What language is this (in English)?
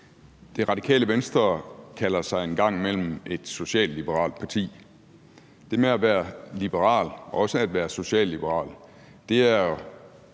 Danish